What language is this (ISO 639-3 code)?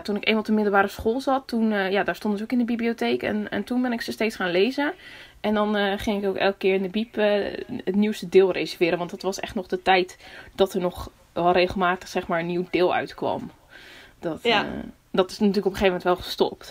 nld